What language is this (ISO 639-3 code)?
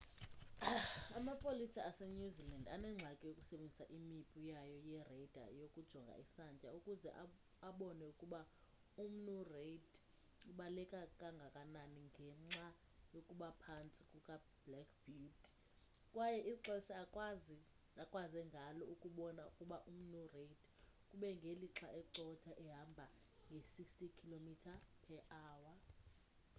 xho